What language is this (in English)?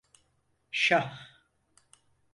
Turkish